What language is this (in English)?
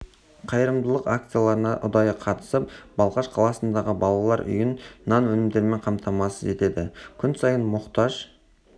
Kazakh